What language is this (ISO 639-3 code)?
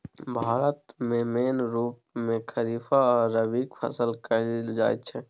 mai